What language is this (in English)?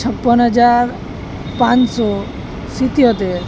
Gujarati